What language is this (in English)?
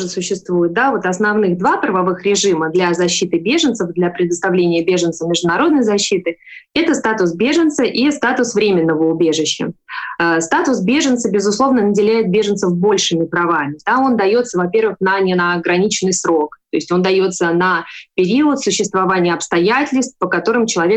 Russian